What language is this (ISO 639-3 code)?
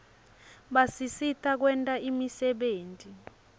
ssw